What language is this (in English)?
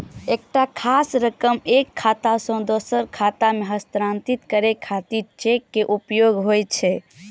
Maithili